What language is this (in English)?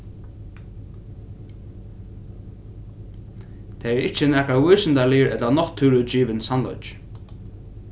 Faroese